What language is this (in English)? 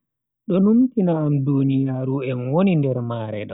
Bagirmi Fulfulde